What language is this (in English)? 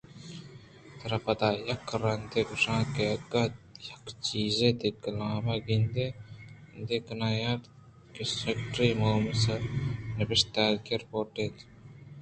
Eastern Balochi